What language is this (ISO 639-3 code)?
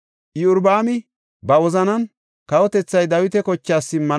gof